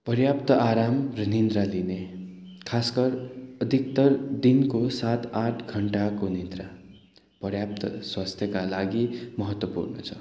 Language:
Nepali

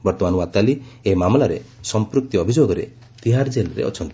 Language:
Odia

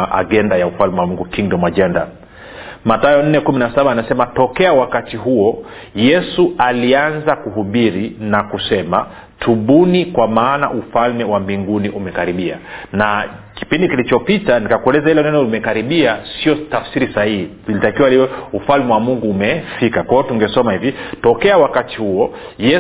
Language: Swahili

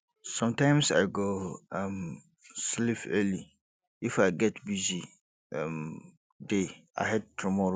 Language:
Nigerian Pidgin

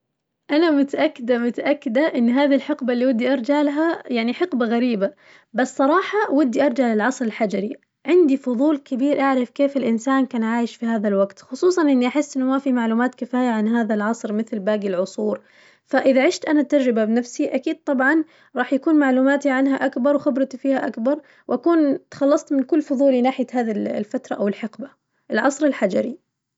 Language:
Najdi Arabic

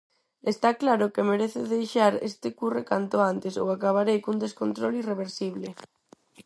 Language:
Galician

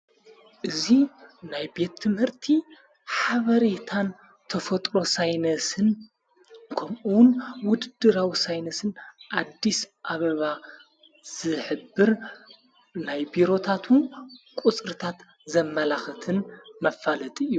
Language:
Tigrinya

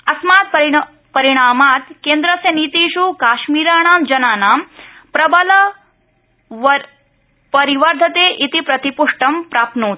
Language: Sanskrit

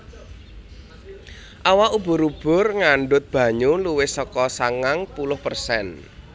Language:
Javanese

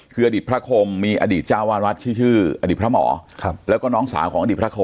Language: Thai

